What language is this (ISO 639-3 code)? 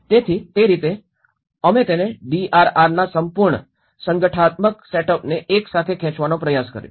guj